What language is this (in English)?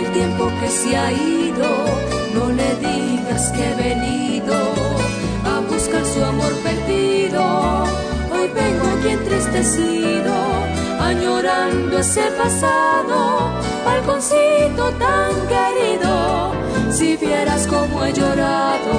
Spanish